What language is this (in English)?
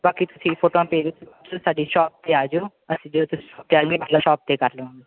Punjabi